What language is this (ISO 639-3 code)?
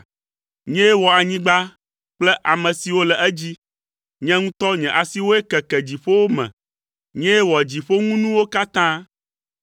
ewe